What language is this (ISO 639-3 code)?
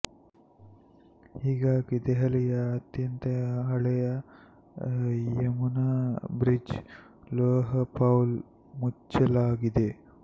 kan